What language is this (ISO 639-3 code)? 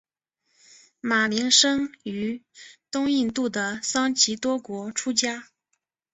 zho